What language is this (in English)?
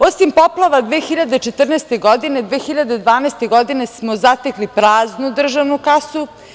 Serbian